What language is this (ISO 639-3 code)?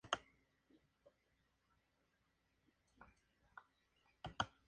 spa